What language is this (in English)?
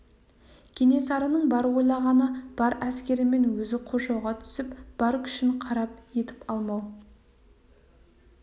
Kazakh